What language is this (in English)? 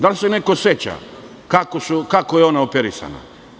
Serbian